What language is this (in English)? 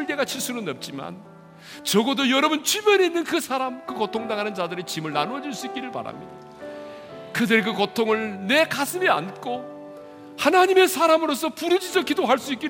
Korean